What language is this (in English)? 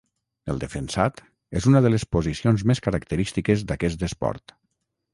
Catalan